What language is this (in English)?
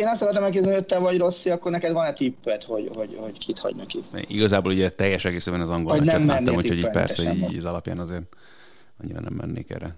Hungarian